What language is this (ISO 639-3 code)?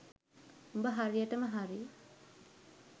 sin